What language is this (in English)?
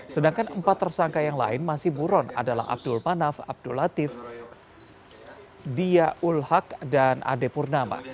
Indonesian